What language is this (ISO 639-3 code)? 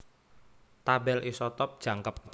jav